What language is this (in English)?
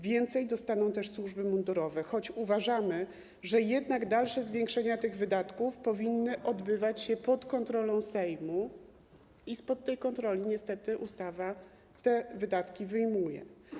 Polish